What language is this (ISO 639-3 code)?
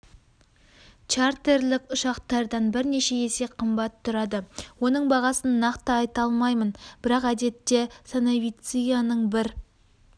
kaz